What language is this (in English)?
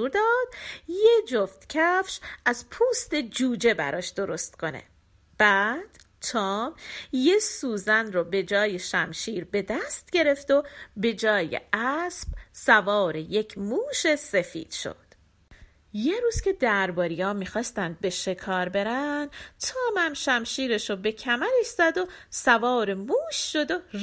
Persian